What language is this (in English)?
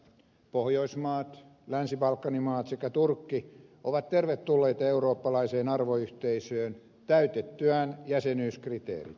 Finnish